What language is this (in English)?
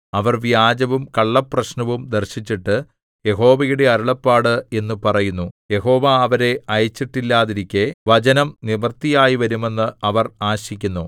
Malayalam